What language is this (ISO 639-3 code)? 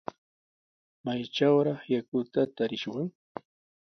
qws